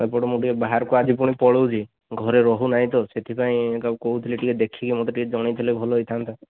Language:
Odia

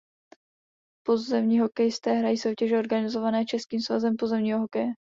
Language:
Czech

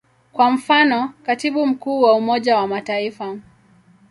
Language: Swahili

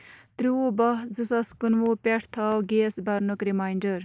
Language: Kashmiri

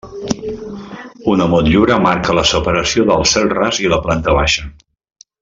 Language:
Catalan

